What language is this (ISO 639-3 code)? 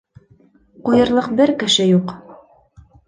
bak